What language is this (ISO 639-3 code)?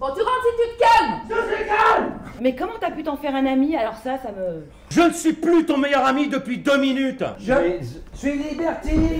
fra